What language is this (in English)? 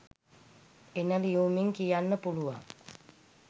Sinhala